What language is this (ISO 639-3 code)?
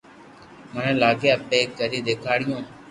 lrk